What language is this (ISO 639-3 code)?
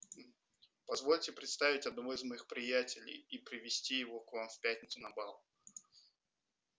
rus